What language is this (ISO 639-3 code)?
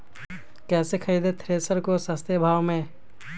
mag